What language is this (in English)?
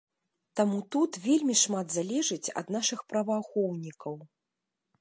Belarusian